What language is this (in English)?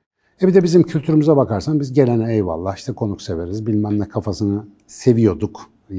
Turkish